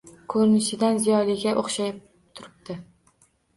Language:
Uzbek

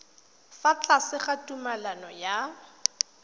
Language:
Tswana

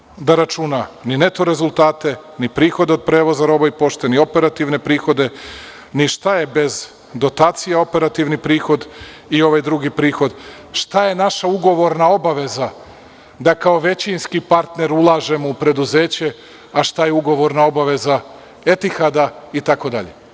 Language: Serbian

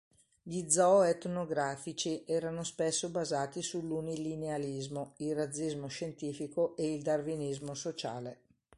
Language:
Italian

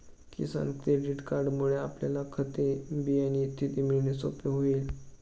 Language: Marathi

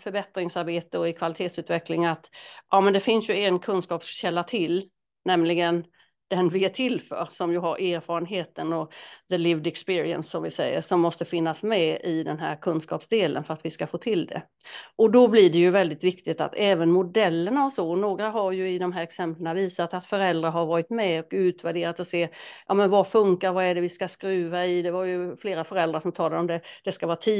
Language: Swedish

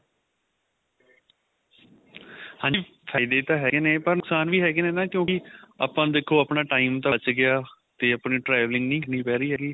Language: Punjabi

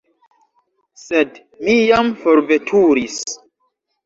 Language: Esperanto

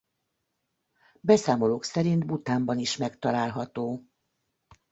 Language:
Hungarian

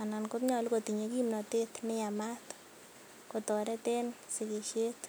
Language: Kalenjin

